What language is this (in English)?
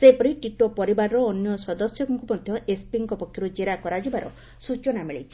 Odia